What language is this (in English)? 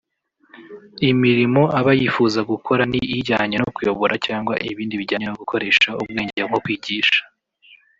Kinyarwanda